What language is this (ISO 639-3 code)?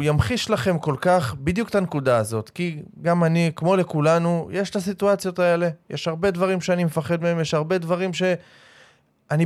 heb